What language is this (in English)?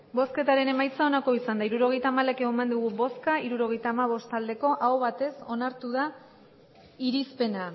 Basque